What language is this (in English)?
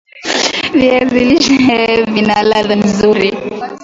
Swahili